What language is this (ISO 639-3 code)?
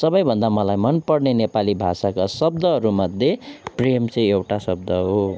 nep